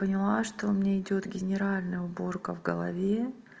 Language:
Russian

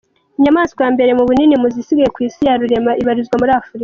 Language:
Kinyarwanda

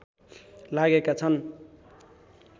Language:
Nepali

